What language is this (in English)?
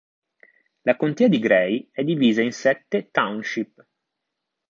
Italian